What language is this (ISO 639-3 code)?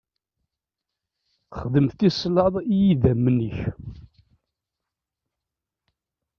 kab